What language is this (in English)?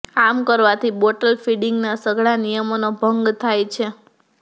Gujarati